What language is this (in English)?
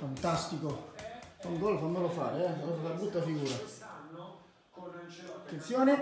Italian